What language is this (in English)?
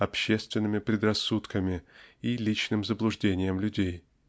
Russian